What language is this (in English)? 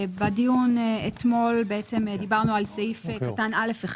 Hebrew